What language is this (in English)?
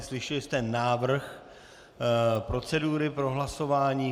Czech